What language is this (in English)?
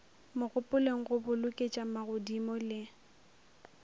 Northern Sotho